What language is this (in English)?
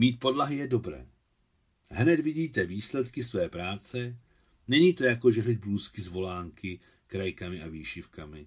Czech